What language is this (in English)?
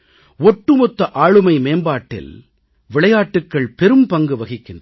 Tamil